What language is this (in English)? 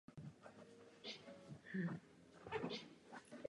Czech